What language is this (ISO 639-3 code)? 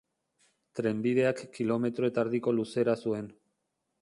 eus